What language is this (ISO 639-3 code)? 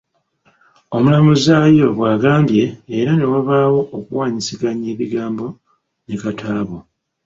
lug